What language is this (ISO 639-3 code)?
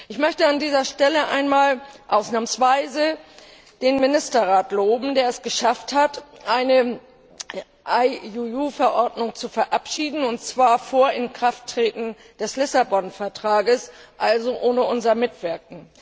deu